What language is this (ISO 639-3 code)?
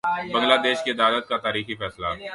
urd